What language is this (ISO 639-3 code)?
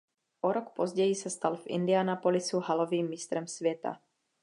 ces